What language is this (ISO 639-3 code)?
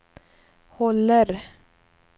swe